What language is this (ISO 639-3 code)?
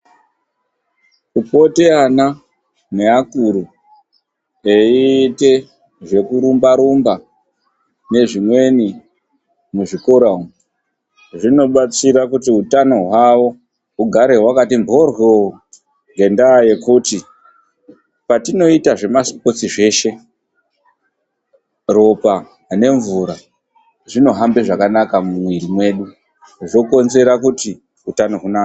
ndc